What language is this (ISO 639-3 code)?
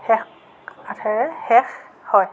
asm